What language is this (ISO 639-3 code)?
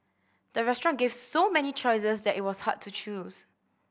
eng